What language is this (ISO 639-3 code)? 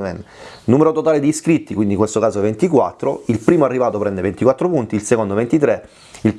ita